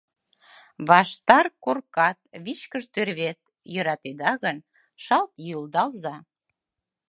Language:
Mari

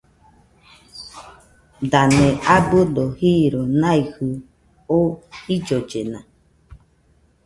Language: Nüpode Huitoto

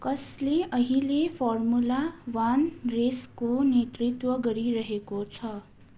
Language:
Nepali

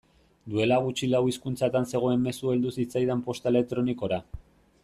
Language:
Basque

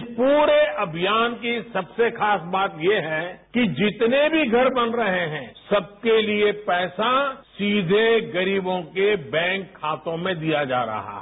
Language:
Hindi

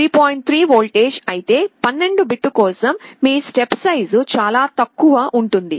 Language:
Telugu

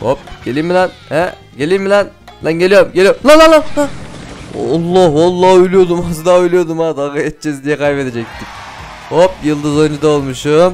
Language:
Turkish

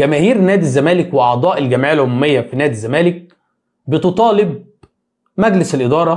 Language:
Arabic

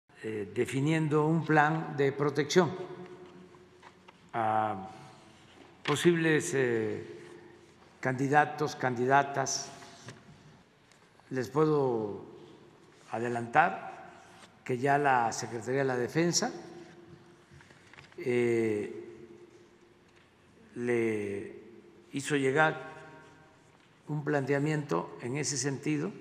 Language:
Spanish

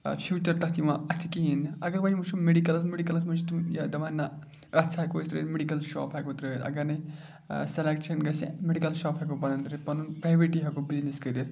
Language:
Kashmiri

